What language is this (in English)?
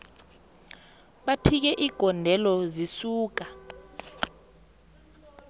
South Ndebele